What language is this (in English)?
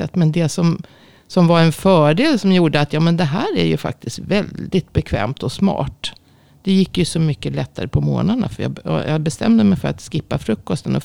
Swedish